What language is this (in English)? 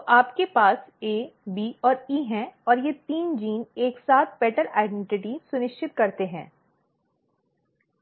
Hindi